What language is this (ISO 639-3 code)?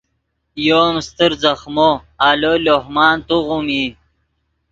ydg